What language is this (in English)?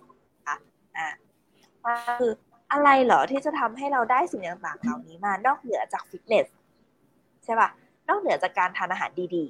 Thai